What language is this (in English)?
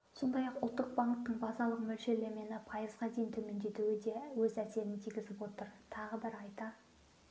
Kazakh